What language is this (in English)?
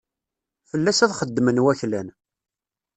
Kabyle